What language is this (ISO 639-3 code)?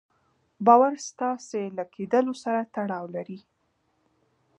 pus